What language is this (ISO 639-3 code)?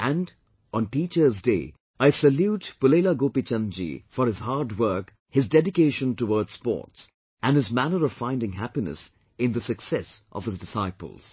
eng